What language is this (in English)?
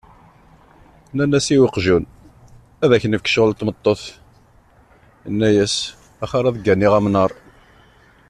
Kabyle